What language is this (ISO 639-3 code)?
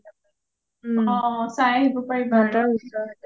asm